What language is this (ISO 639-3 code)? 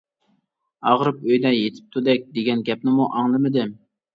uig